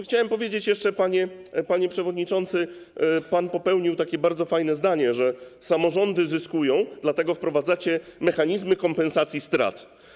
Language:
Polish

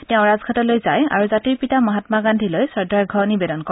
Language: Assamese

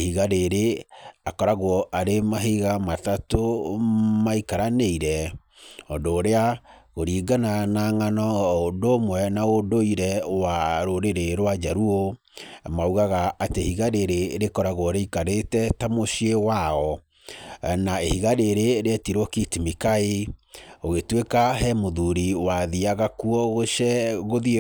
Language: Kikuyu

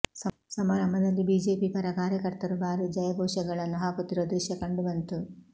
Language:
Kannada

